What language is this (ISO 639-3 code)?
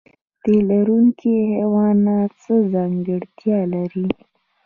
pus